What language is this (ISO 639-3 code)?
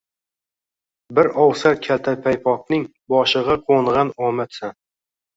uzb